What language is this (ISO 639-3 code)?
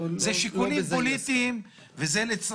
heb